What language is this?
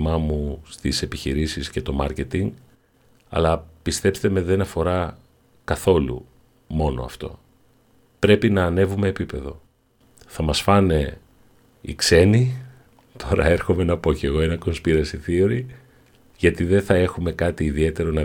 Greek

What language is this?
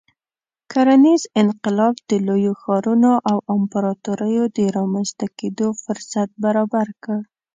Pashto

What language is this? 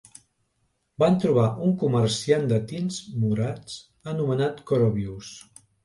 Catalan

